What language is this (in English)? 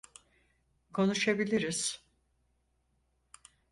Turkish